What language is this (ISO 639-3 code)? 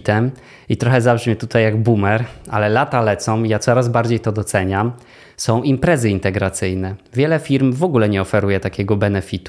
pol